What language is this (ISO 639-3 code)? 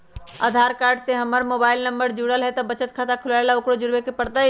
mag